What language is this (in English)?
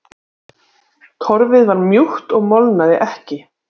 Icelandic